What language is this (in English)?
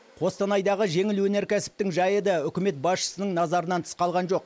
Kazakh